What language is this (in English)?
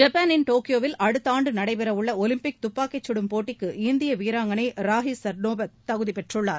Tamil